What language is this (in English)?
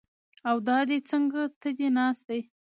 Pashto